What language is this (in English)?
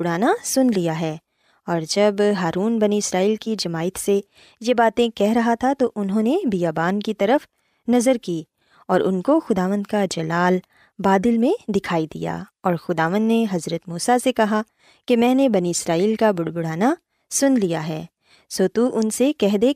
Urdu